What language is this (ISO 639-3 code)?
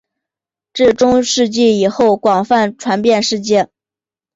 zho